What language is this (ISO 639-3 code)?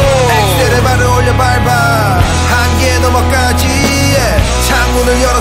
kor